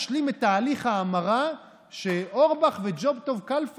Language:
Hebrew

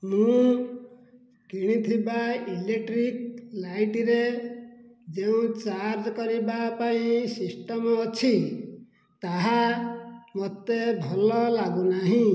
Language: Odia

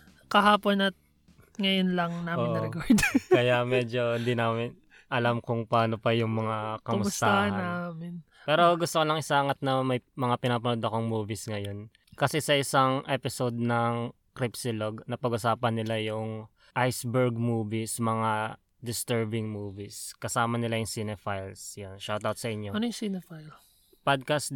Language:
Filipino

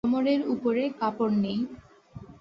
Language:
Bangla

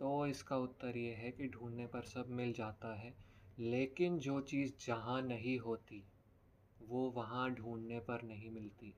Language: Hindi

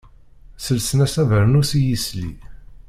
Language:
Kabyle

